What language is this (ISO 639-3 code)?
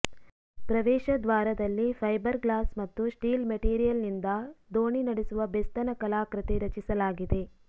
kan